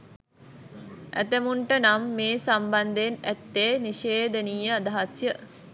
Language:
Sinhala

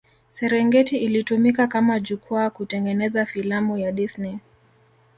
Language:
Swahili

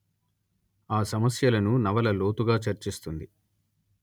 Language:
Telugu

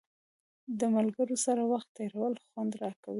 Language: Pashto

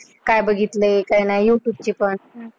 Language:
Marathi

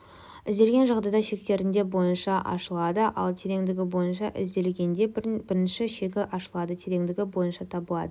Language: Kazakh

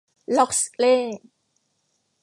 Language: Thai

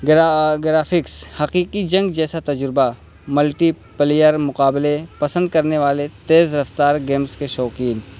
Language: Urdu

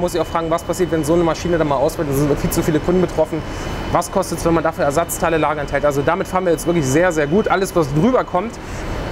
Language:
German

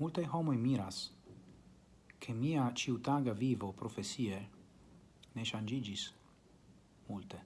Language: Italian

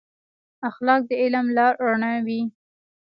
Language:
Pashto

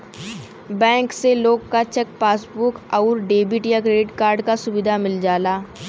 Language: Bhojpuri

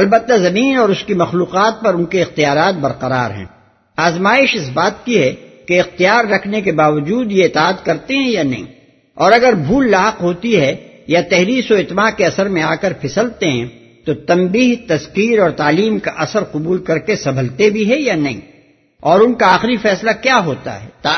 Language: Urdu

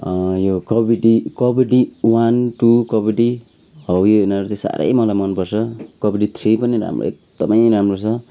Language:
Nepali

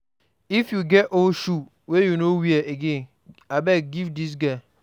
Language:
Nigerian Pidgin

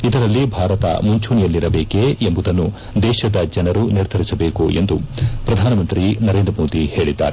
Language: Kannada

